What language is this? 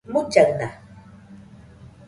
Nüpode Huitoto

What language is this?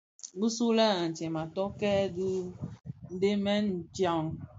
Bafia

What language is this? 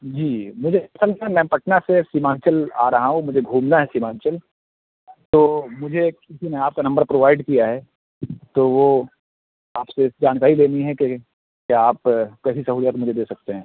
Urdu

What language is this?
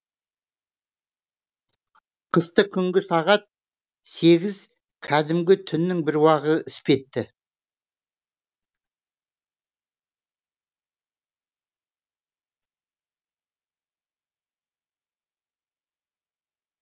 Kazakh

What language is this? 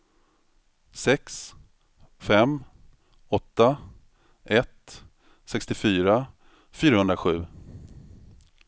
Swedish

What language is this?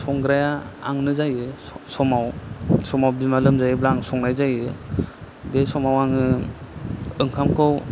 Bodo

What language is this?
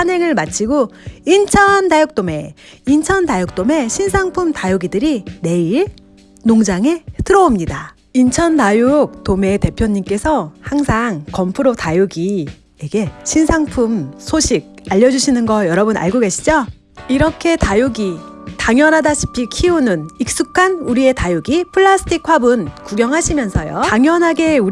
Korean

